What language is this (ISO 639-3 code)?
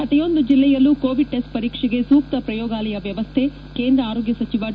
kan